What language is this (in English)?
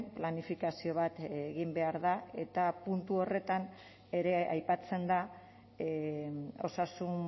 Basque